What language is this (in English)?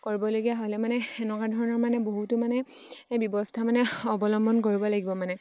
Assamese